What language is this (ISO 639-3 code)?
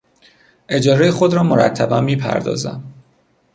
fas